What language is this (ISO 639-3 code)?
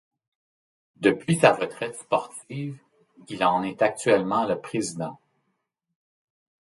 fra